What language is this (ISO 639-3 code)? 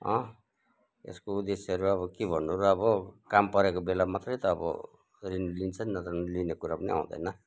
nep